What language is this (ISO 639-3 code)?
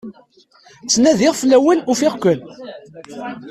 kab